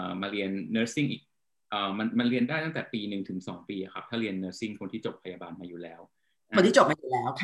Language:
Thai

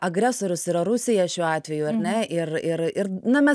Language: Lithuanian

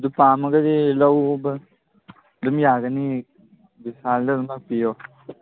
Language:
Manipuri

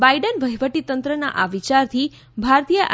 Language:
Gujarati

